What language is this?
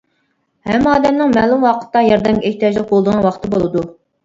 Uyghur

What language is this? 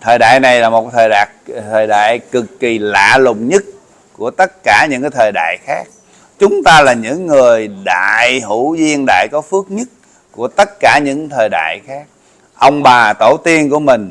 Vietnamese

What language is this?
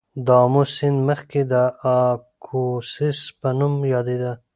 Pashto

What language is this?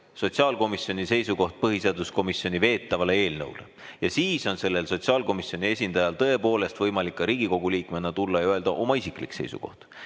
Estonian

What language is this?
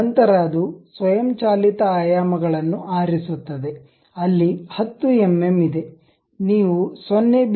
Kannada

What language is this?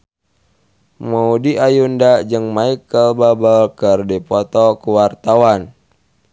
Sundanese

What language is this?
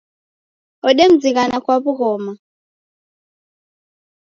Taita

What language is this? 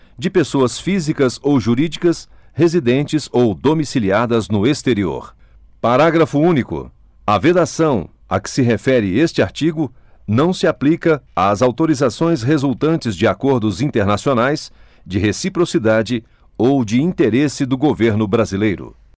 Portuguese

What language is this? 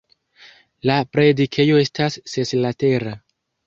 Esperanto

